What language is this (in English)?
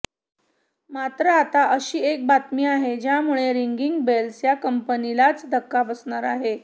Marathi